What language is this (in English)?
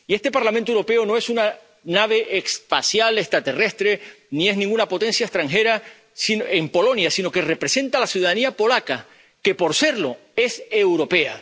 Spanish